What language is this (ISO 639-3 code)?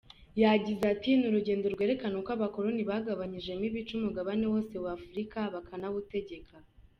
kin